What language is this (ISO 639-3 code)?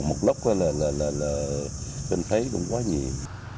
vie